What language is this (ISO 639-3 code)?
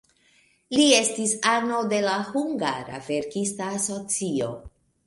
epo